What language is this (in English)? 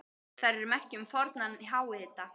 Icelandic